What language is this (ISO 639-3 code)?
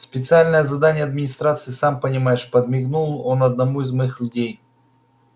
rus